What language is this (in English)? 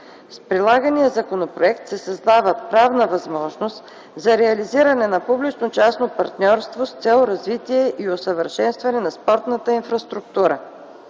Bulgarian